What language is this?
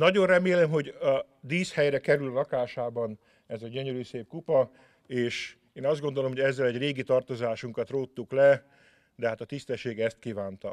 Hungarian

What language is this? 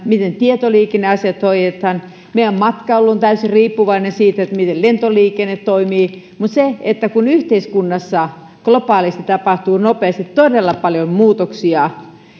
Finnish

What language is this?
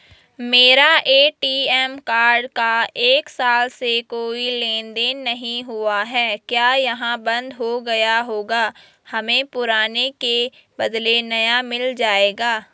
Hindi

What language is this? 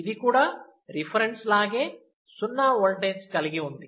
Telugu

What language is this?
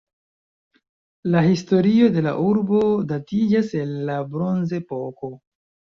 Esperanto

